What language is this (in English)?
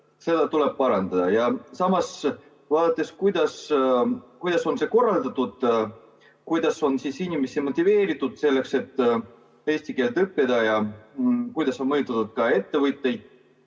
Estonian